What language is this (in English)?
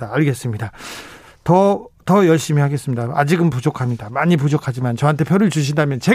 Korean